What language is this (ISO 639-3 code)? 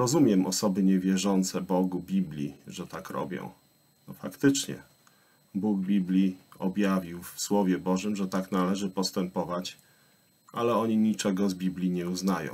pol